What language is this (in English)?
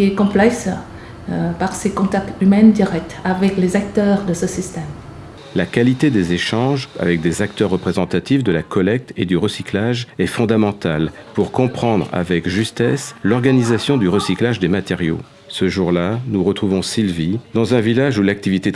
French